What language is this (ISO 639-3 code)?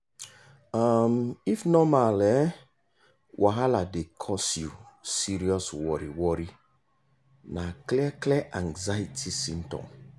pcm